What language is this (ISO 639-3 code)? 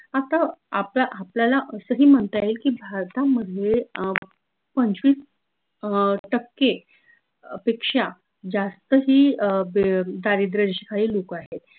mar